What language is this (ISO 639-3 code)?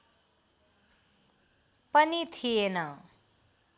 nep